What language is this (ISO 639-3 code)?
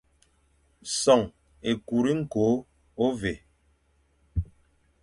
fan